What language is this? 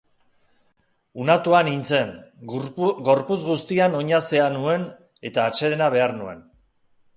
Basque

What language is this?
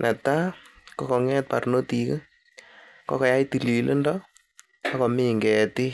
Kalenjin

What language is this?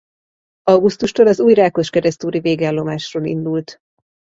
Hungarian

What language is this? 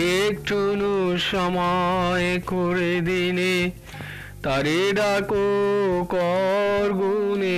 Bangla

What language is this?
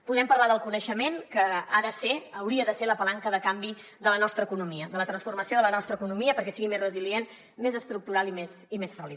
Catalan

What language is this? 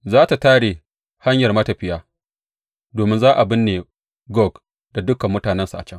Hausa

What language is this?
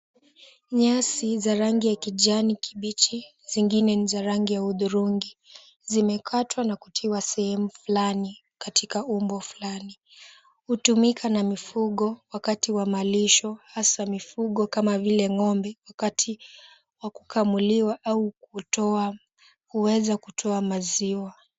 Swahili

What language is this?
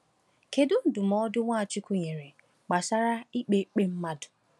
Igbo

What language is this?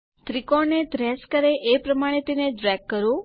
Gujarati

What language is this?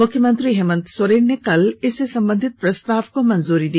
Hindi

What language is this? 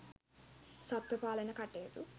Sinhala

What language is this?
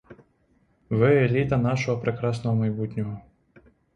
Ukrainian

